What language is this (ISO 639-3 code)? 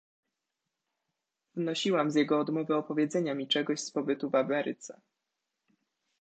pol